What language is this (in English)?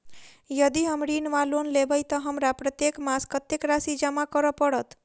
Maithili